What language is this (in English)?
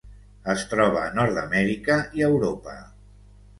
Catalan